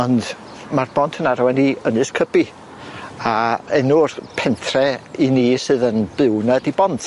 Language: Welsh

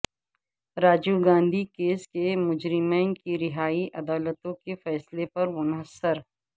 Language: Urdu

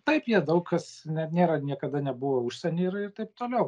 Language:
Lithuanian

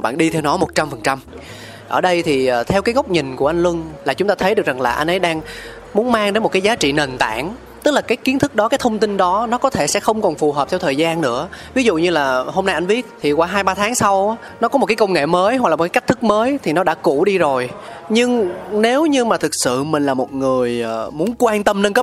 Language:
Vietnamese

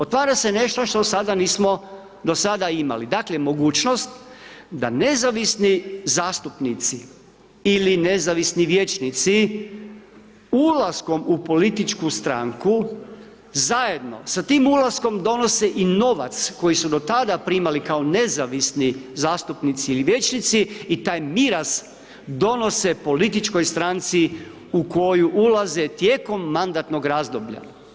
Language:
Croatian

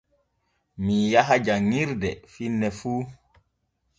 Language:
Borgu Fulfulde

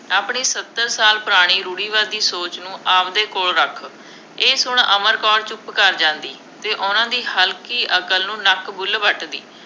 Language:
Punjabi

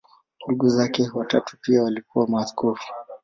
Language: Swahili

